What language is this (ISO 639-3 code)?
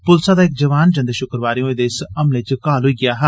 doi